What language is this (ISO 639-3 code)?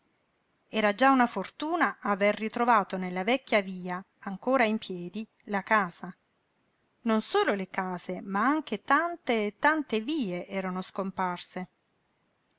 ita